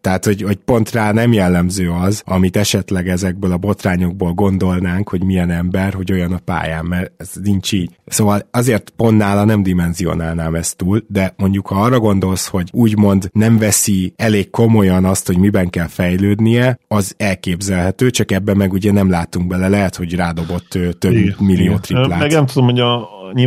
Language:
Hungarian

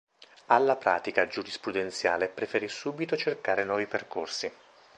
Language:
Italian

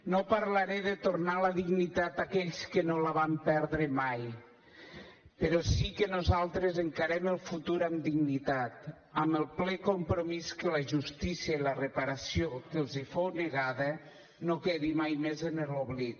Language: Catalan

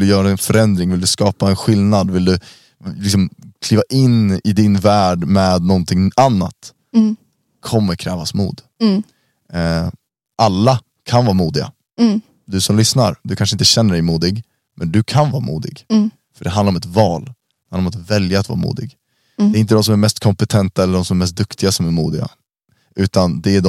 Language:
Swedish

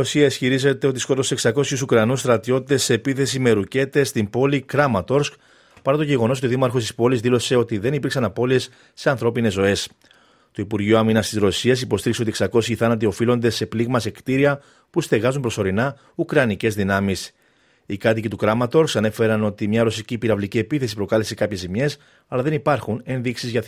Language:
Greek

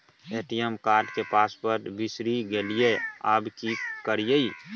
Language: Maithili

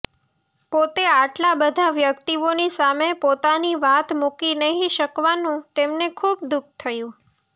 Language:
Gujarati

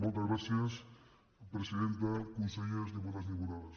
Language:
Catalan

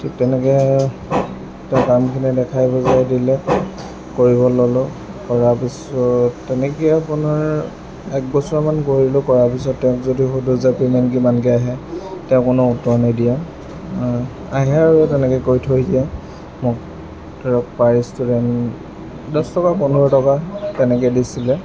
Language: Assamese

